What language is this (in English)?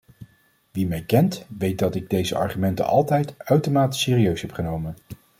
Dutch